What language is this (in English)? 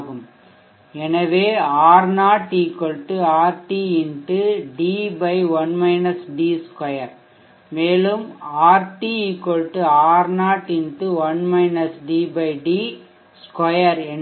Tamil